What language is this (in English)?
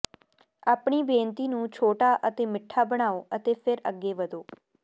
Punjabi